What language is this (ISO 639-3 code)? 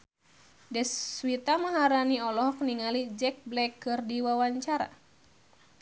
sun